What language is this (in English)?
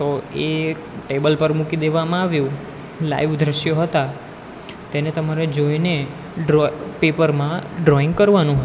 Gujarati